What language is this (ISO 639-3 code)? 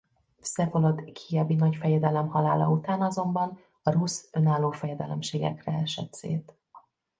hun